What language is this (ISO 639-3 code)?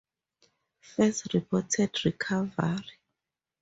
eng